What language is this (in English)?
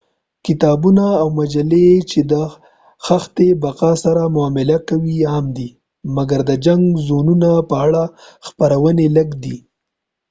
Pashto